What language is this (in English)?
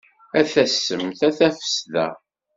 Kabyle